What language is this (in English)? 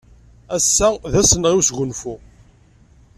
Kabyle